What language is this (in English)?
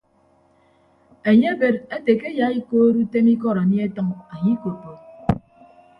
Ibibio